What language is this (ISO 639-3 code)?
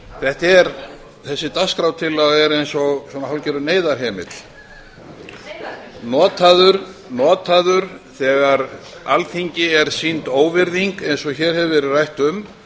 isl